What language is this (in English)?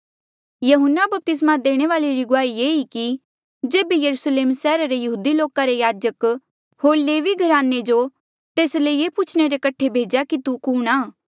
Mandeali